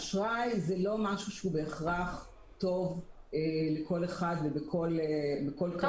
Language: Hebrew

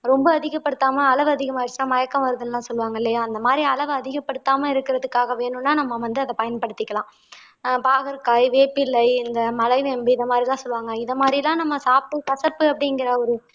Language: Tamil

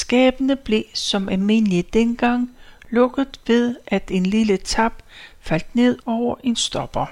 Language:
Danish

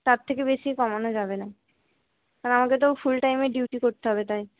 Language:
Bangla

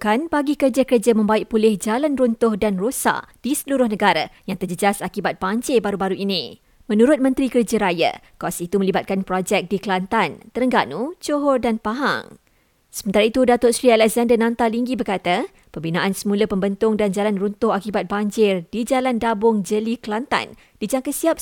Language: Malay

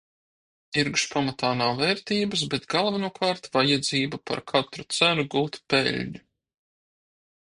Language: Latvian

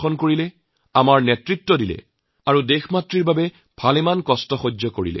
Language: Assamese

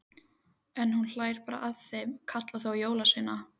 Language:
Icelandic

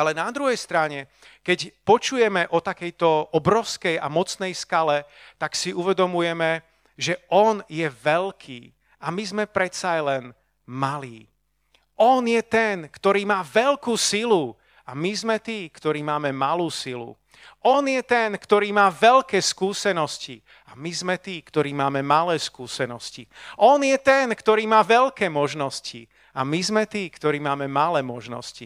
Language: Slovak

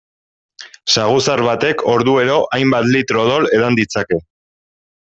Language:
Basque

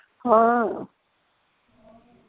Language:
Punjabi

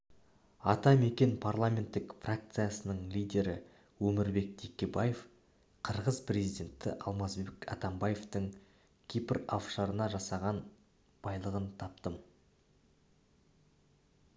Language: Kazakh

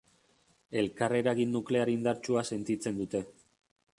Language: Basque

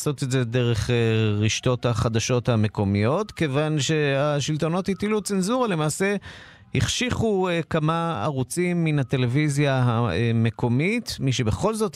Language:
Hebrew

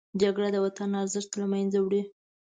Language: Pashto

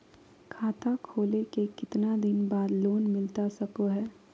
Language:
Magahi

